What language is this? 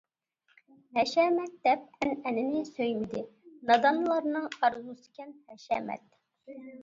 Uyghur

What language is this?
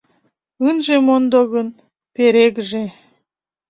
Mari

